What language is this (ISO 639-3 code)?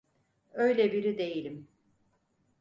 tur